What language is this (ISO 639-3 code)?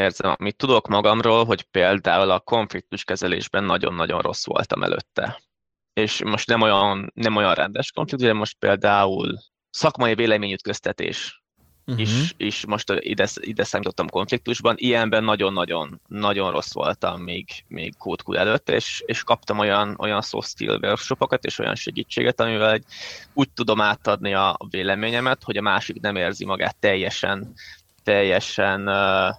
hun